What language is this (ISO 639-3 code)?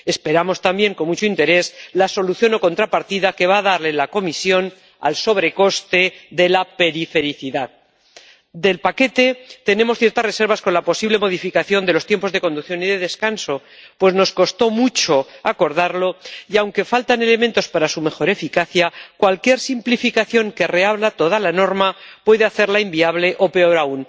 spa